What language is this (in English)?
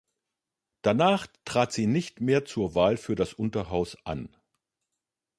German